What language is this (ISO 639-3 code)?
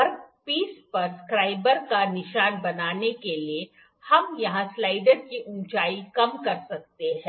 hin